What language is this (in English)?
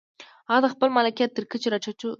Pashto